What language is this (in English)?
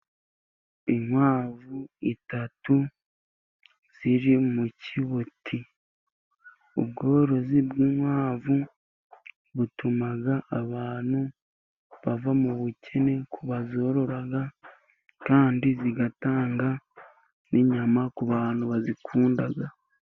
Kinyarwanda